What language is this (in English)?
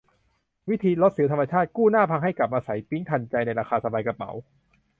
Thai